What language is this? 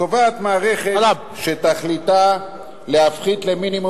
Hebrew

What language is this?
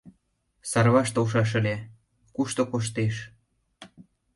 Mari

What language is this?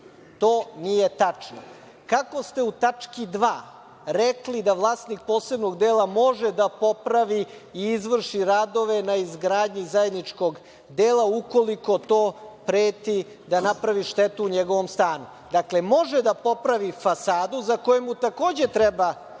Serbian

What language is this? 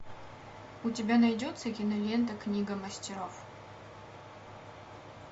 Russian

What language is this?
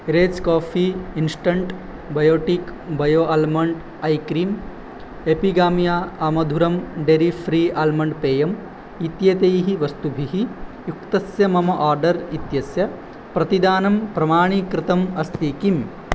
Sanskrit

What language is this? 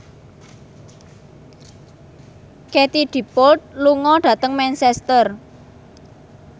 Javanese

